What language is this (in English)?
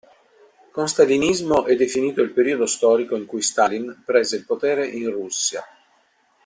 Italian